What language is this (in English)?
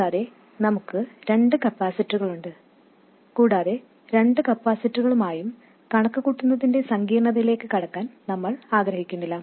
Malayalam